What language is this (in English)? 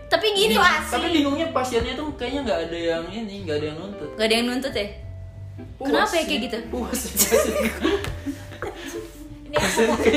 Indonesian